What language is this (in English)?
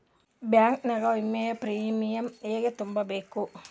Kannada